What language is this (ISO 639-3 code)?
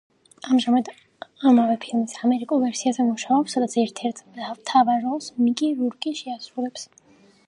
kat